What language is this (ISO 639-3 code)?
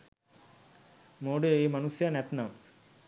sin